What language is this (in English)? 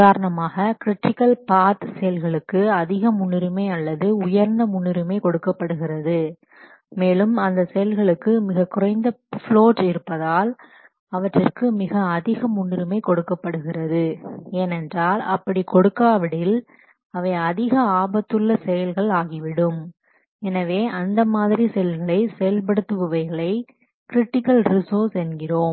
Tamil